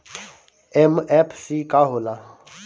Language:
Bhojpuri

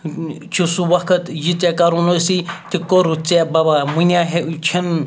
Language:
Kashmiri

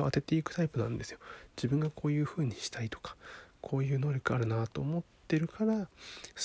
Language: Japanese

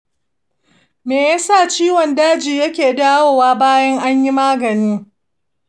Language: Hausa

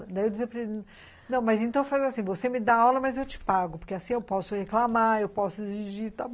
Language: Portuguese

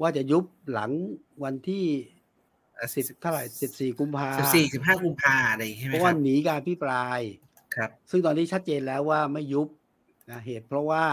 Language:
Thai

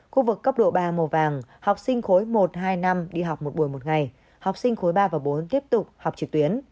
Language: Vietnamese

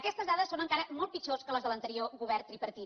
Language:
Catalan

